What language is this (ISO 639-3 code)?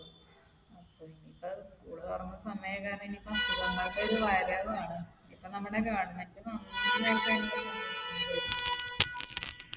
mal